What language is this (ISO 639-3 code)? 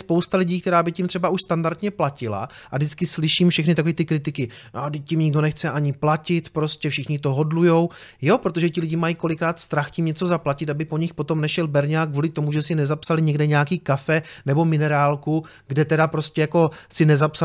ces